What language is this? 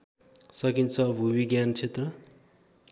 Nepali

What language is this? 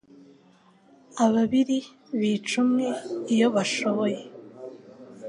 Kinyarwanda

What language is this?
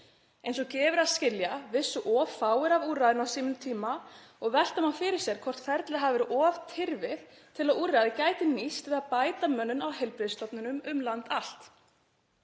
Icelandic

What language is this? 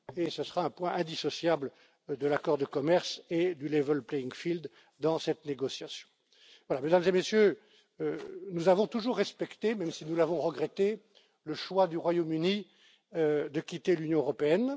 French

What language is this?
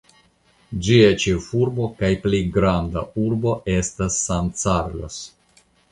Esperanto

